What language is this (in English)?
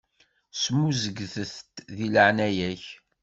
Kabyle